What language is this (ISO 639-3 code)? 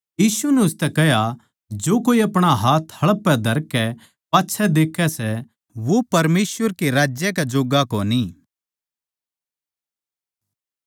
bgc